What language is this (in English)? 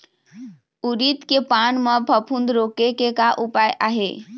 Chhattisgarhi